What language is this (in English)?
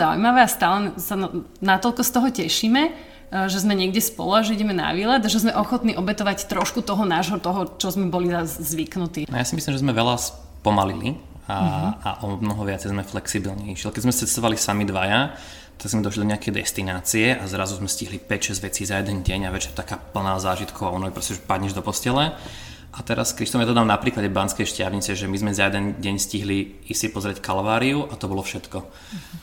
Slovak